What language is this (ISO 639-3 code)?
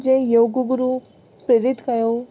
snd